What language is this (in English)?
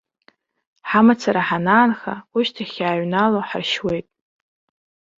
Abkhazian